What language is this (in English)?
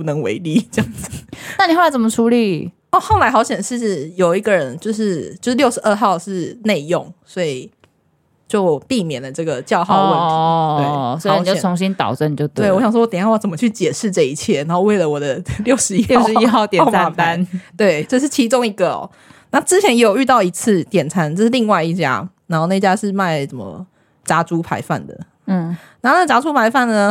Chinese